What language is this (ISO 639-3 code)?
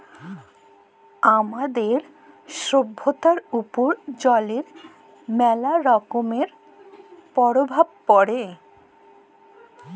ben